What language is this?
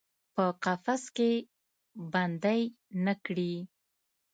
Pashto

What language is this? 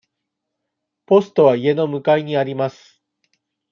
Japanese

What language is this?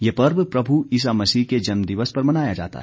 Hindi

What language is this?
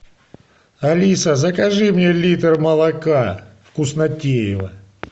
Russian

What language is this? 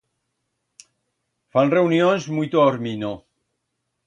Aragonese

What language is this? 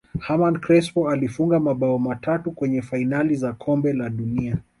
Swahili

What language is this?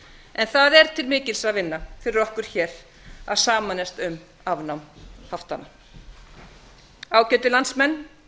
Icelandic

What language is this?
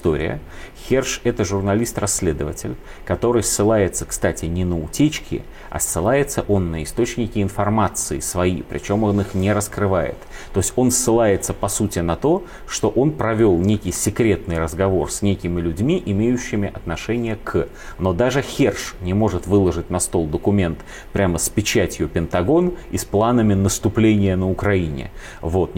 Russian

